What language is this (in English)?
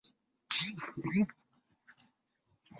Chinese